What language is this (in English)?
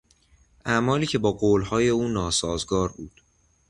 Persian